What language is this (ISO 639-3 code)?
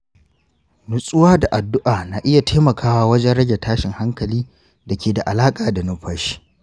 hau